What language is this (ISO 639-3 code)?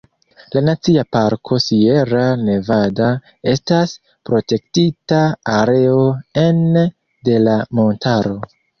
epo